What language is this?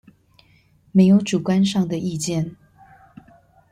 Chinese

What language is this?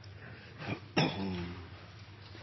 Norwegian Nynorsk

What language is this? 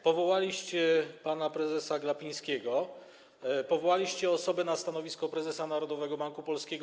Polish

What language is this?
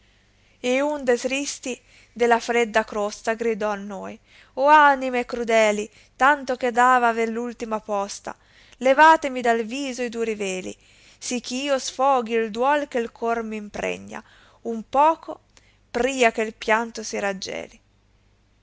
Italian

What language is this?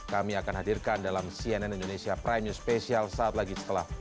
Indonesian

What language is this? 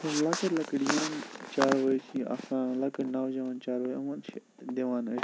Kashmiri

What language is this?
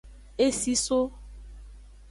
Aja (Benin)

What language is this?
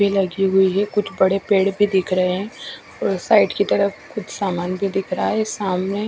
Hindi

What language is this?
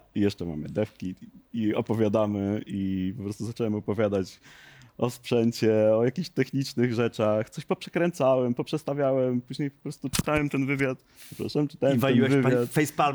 Polish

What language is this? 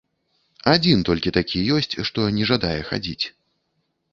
Belarusian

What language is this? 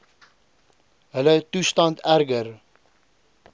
Afrikaans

